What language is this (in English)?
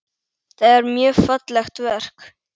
Icelandic